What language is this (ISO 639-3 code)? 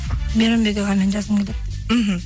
kaz